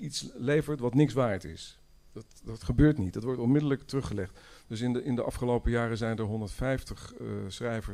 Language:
Dutch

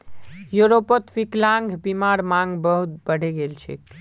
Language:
Magahi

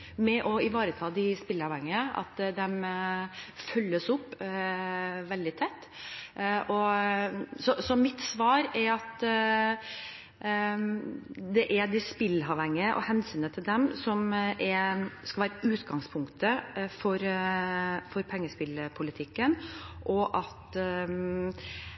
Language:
Norwegian Bokmål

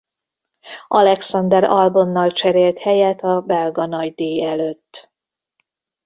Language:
Hungarian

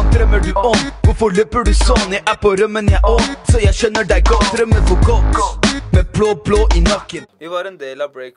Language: Norwegian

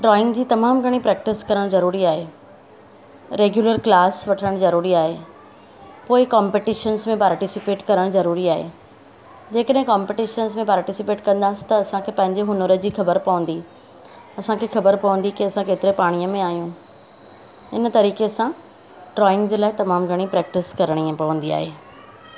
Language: Sindhi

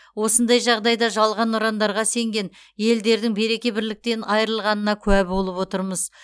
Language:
Kazakh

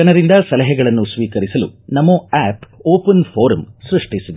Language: Kannada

